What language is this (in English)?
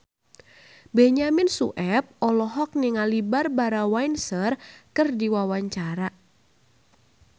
Sundanese